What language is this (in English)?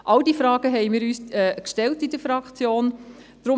Swiss German